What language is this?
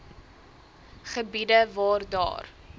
Afrikaans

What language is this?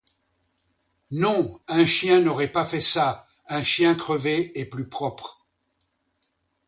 French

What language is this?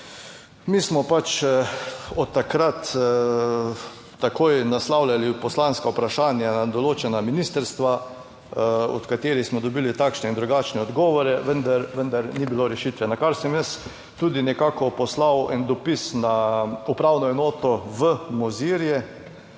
Slovenian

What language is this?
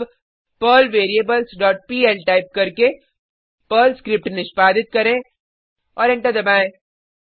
Hindi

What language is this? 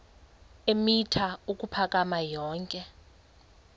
Xhosa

